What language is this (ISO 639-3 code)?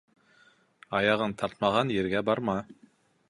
bak